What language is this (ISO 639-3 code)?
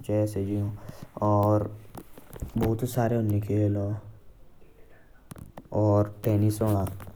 jns